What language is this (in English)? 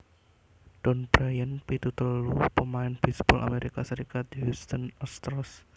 Javanese